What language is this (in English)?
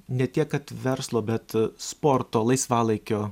Lithuanian